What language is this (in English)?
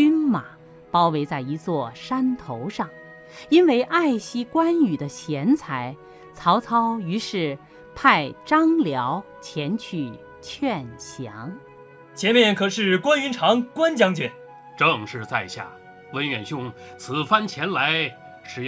Chinese